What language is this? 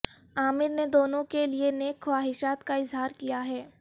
Urdu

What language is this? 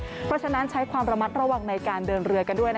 Thai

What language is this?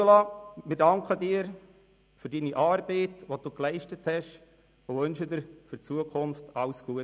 Swiss German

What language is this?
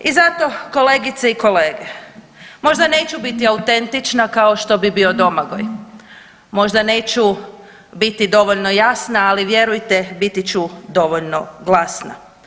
Croatian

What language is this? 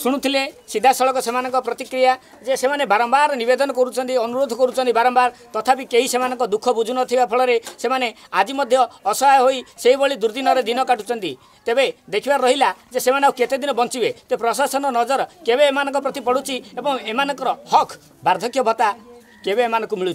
Hindi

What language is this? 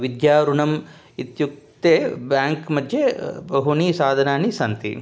Sanskrit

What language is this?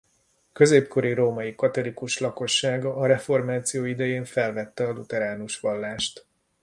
Hungarian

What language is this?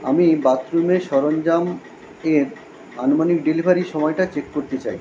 Bangla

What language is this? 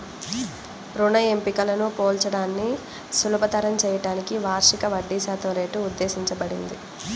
Telugu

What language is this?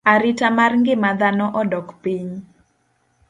Luo (Kenya and Tanzania)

